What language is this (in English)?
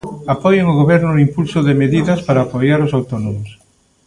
Galician